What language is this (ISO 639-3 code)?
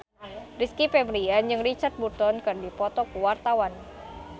sun